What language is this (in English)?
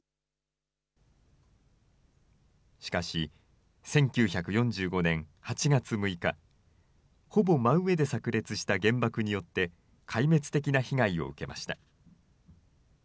Japanese